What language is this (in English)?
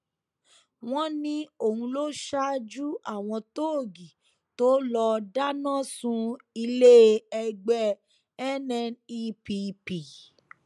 Yoruba